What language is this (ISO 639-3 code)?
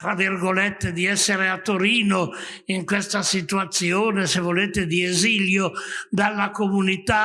ita